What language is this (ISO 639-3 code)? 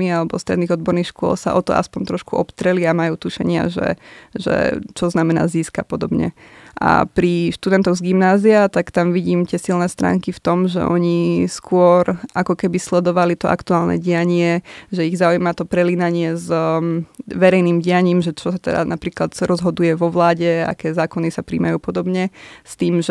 slk